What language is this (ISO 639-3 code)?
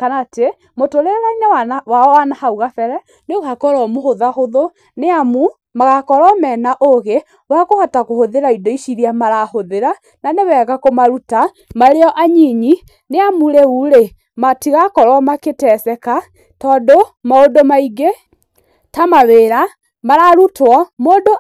kik